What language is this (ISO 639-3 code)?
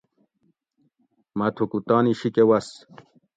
gwc